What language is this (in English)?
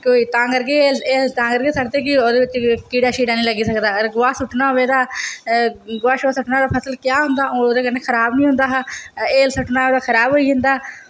Dogri